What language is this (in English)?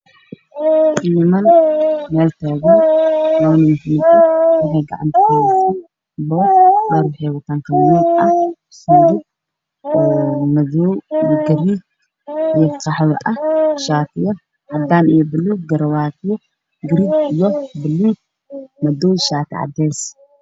Somali